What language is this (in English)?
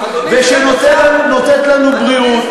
Hebrew